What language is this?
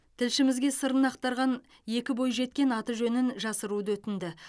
Kazakh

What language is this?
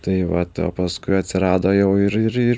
Lithuanian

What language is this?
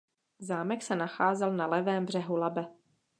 Czech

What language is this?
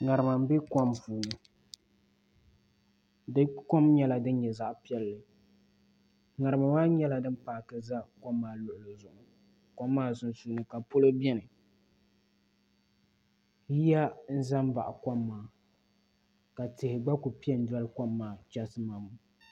Dagbani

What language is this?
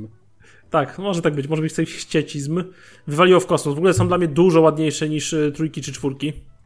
Polish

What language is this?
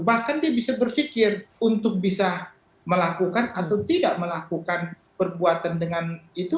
Indonesian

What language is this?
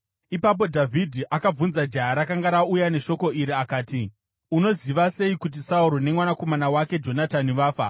Shona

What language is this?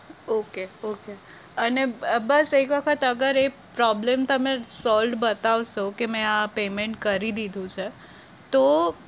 Gujarati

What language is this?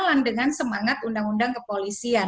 Indonesian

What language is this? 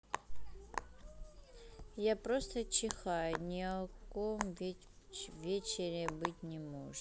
Russian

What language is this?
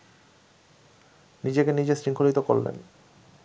Bangla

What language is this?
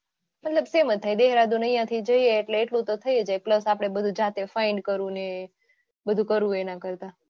Gujarati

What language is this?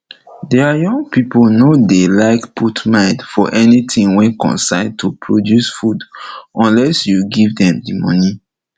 Nigerian Pidgin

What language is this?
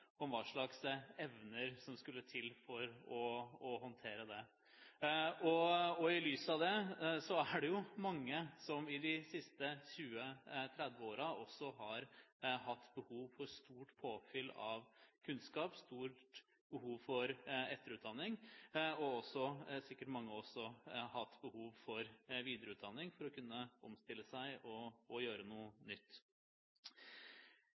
Norwegian Bokmål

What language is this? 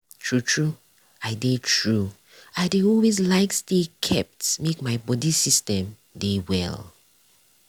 Nigerian Pidgin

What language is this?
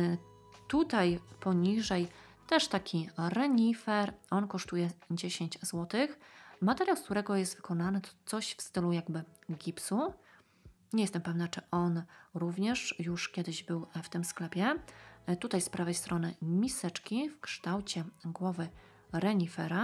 Polish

